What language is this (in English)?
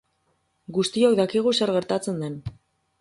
Basque